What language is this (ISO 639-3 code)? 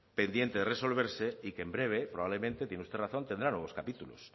spa